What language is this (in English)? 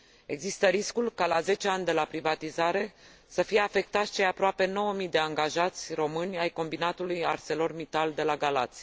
Romanian